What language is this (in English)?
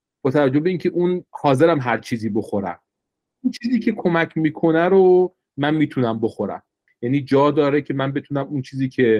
Persian